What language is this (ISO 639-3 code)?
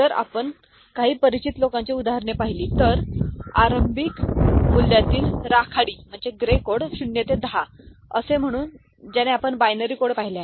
mar